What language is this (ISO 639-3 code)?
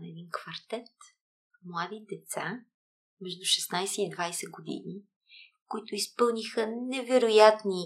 bul